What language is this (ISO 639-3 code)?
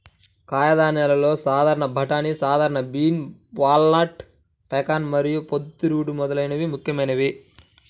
tel